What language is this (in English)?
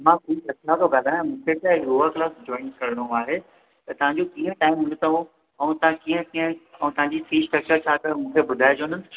Sindhi